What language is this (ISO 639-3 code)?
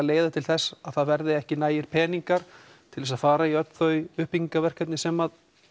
isl